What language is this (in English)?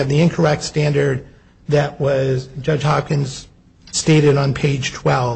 English